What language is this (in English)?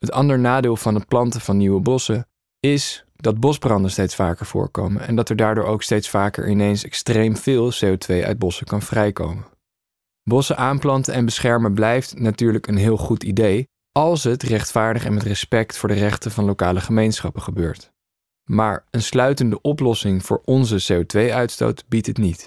Dutch